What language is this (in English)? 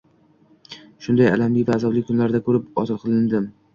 Uzbek